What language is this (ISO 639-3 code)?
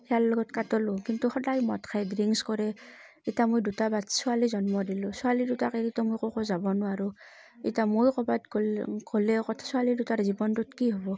asm